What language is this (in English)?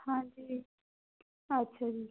Punjabi